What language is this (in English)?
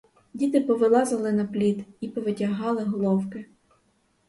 Ukrainian